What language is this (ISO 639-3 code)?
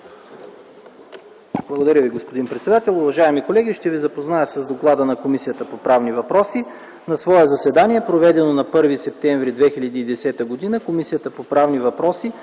bul